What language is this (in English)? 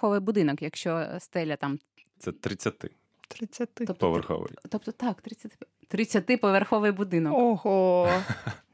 Ukrainian